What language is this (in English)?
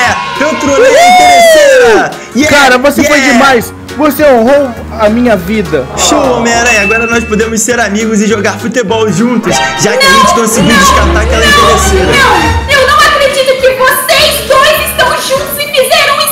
Portuguese